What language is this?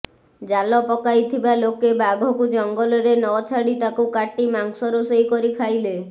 Odia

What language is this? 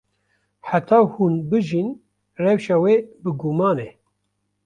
Kurdish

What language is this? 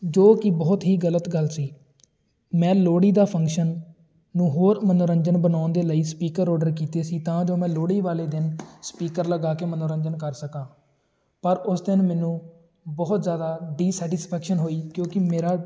Punjabi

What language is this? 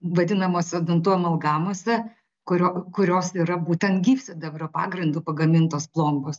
Lithuanian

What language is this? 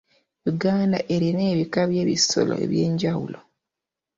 Ganda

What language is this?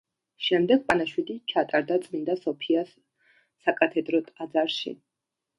Georgian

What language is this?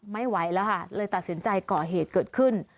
Thai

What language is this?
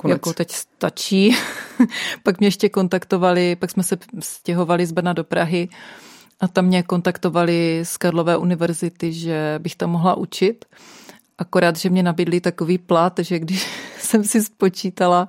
Czech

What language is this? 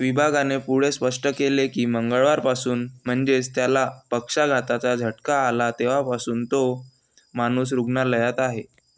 Marathi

